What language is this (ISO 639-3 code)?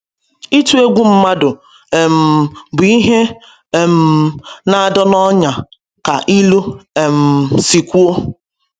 ibo